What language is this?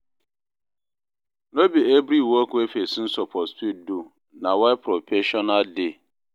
Nigerian Pidgin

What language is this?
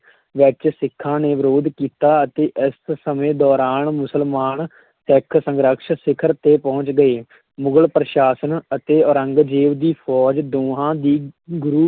Punjabi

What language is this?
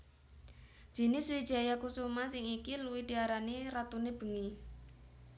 Javanese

